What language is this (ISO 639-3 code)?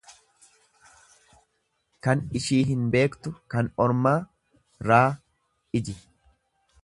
orm